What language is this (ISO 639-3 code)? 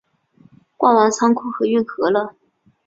zho